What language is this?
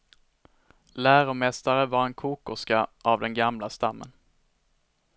Swedish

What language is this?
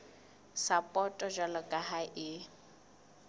Southern Sotho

